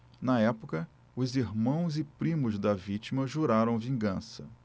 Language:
Portuguese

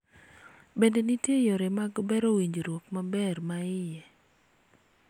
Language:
Luo (Kenya and Tanzania)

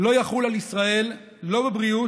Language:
Hebrew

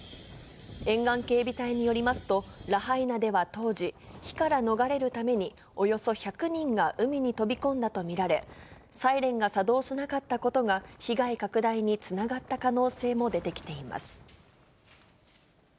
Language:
Japanese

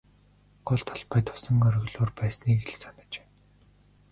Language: Mongolian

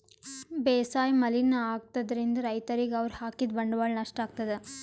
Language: Kannada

